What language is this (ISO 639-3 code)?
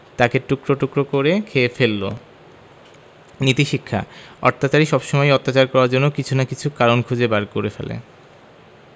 ben